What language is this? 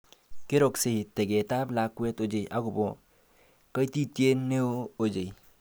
Kalenjin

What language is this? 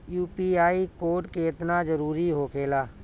Bhojpuri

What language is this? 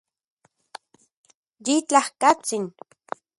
Central Puebla Nahuatl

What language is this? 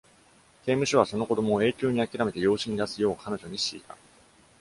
Japanese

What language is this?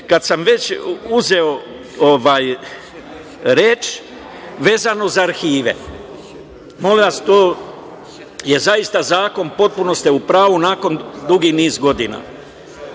Serbian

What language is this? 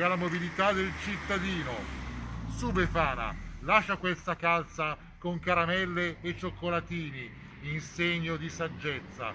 Italian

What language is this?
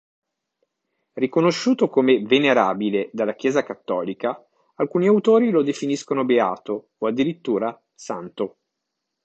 Italian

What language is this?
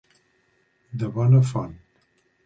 Catalan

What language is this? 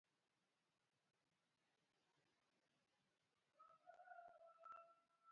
Luo (Kenya and Tanzania)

